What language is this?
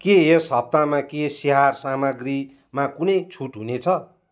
Nepali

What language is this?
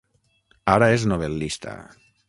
Catalan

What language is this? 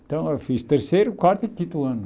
Portuguese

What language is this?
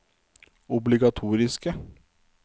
Norwegian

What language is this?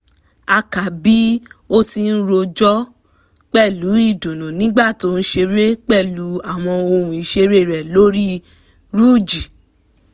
Yoruba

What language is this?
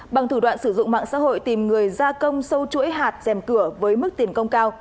Vietnamese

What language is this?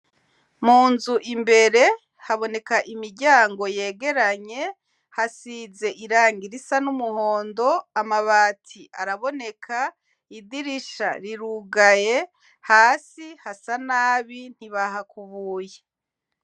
Rundi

